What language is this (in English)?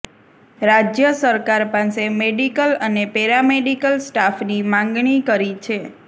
Gujarati